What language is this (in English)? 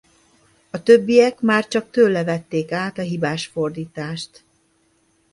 Hungarian